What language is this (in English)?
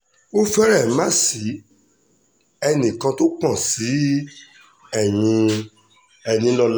Yoruba